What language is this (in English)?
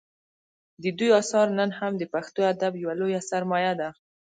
Pashto